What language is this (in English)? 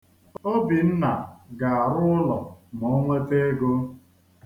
Igbo